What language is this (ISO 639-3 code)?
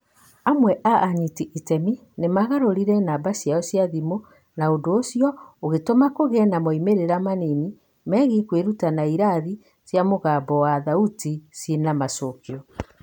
kik